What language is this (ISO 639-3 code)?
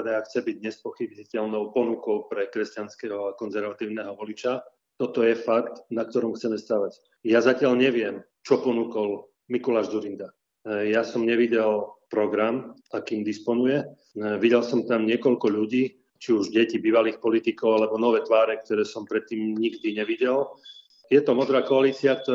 slk